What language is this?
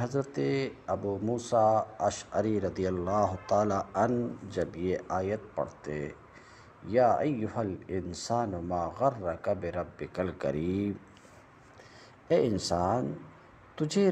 Arabic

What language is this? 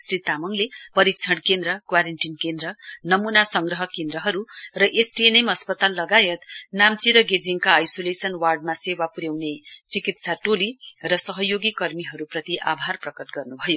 Nepali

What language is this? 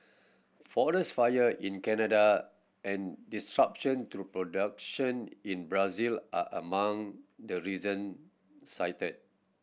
English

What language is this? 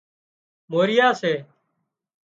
Wadiyara Koli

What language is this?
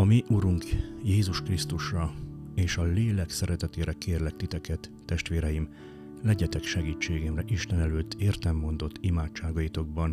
Hungarian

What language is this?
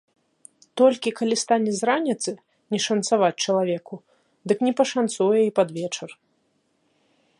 Belarusian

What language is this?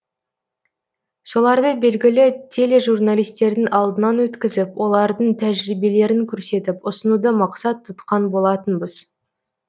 Kazakh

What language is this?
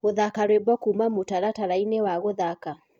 Kikuyu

